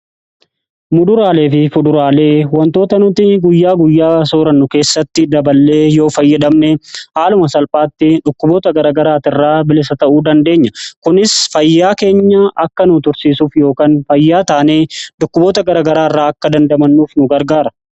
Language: Oromo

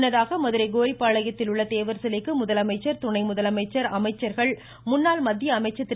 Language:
Tamil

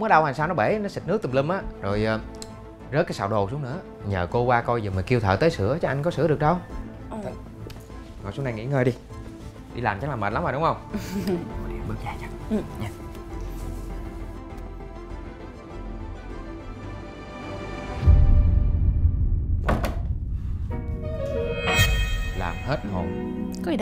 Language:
Vietnamese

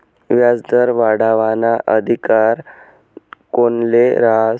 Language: Marathi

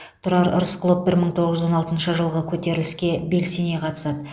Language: Kazakh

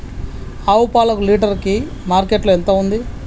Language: Telugu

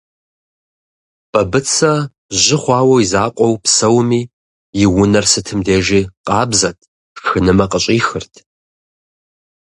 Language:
Kabardian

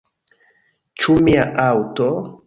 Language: Esperanto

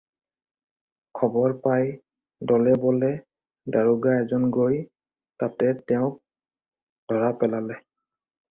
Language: Assamese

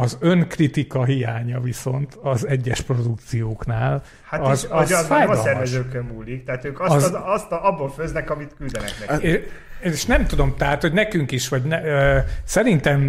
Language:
Hungarian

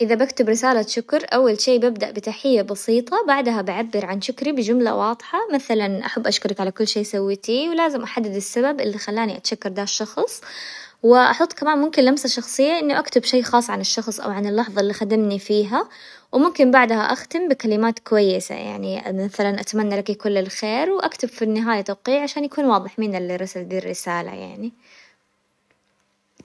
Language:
Hijazi Arabic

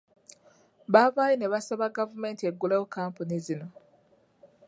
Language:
Ganda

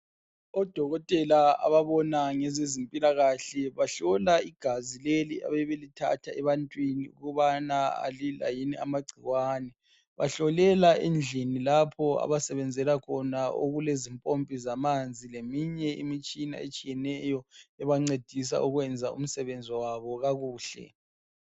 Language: North Ndebele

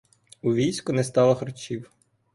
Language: Ukrainian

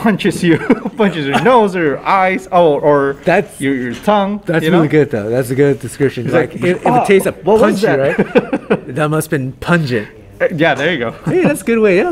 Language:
English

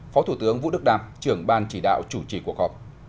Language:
Vietnamese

